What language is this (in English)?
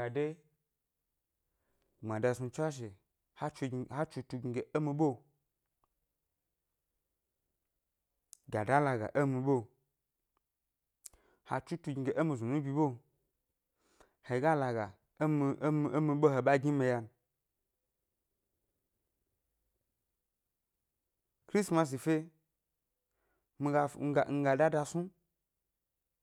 Gbari